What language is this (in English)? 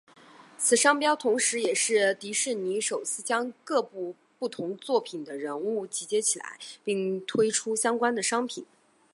Chinese